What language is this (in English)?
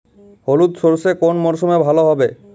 Bangla